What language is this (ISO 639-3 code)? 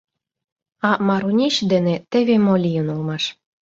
chm